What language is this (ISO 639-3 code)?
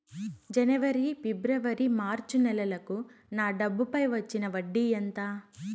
tel